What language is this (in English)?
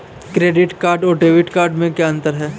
Hindi